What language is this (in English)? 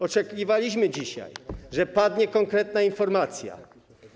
Polish